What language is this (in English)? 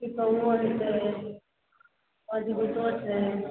Maithili